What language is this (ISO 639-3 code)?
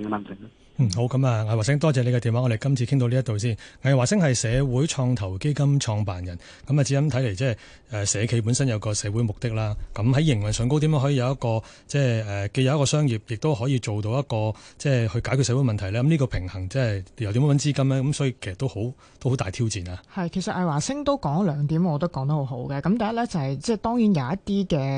zho